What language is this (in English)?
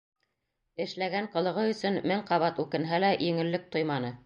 Bashkir